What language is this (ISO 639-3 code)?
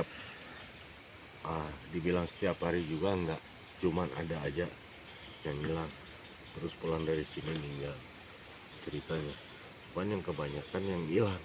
ind